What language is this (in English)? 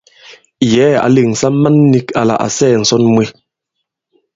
Bankon